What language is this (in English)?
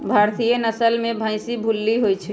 Magahi